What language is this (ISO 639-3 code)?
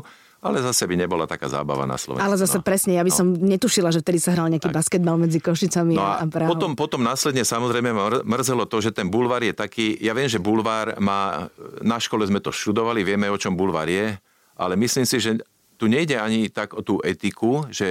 slk